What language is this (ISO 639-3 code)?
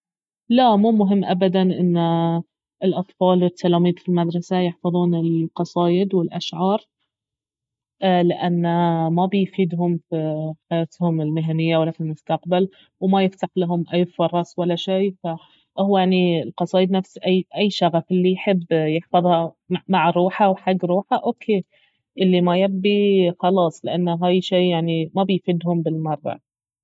abv